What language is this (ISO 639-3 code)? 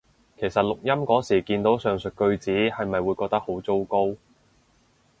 yue